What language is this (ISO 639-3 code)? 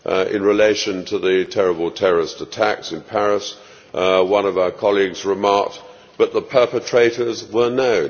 eng